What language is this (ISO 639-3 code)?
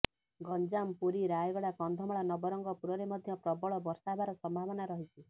ori